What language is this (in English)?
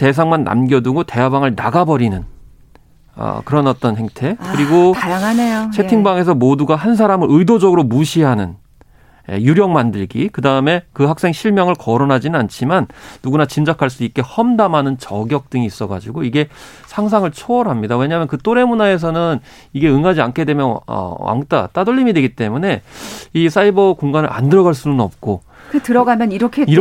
Korean